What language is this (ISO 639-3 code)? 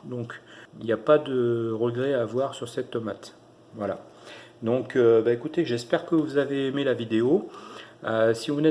fra